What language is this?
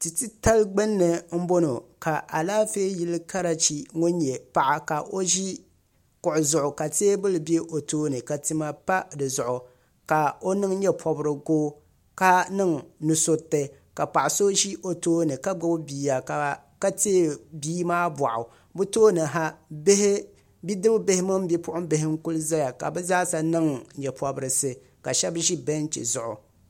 Dagbani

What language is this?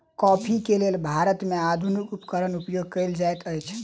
Maithili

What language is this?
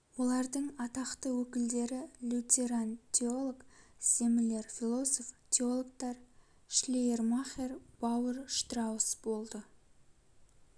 Kazakh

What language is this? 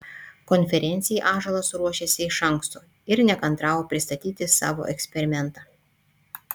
Lithuanian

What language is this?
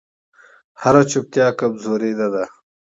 Pashto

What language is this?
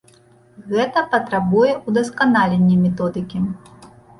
Belarusian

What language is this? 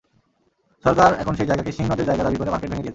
Bangla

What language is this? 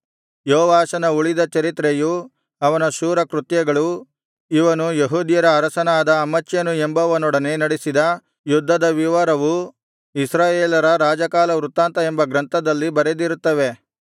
Kannada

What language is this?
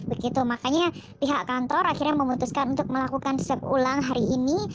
Indonesian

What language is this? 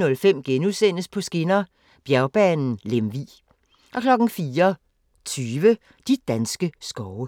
Danish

